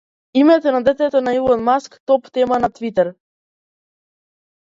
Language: Macedonian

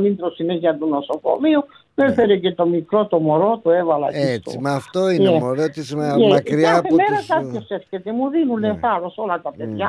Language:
Greek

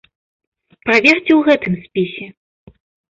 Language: Belarusian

